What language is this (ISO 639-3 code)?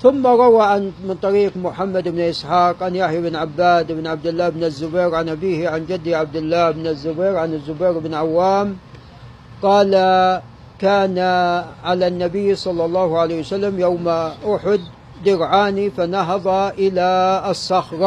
ara